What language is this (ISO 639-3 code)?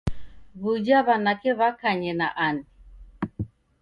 dav